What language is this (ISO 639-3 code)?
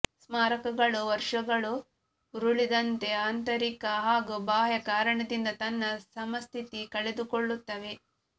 kan